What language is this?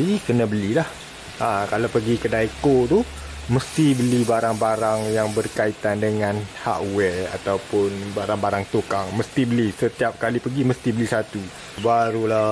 Malay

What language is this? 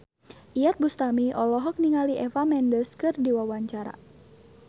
Sundanese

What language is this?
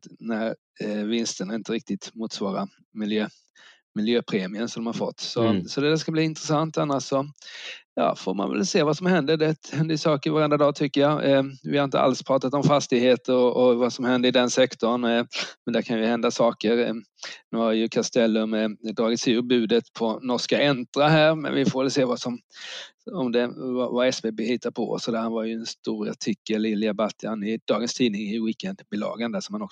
Swedish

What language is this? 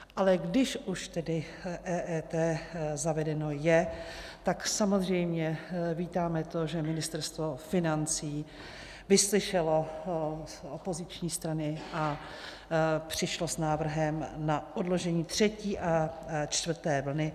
Czech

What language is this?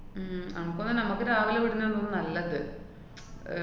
Malayalam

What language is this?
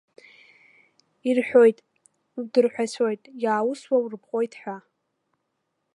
Abkhazian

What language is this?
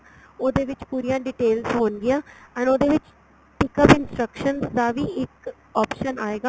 Punjabi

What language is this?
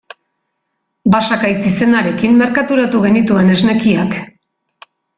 Basque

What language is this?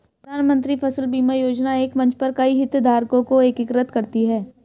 Hindi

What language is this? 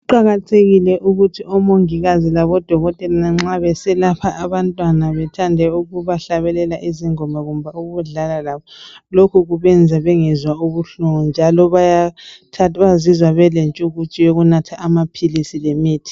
North Ndebele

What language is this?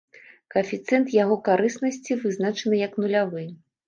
Belarusian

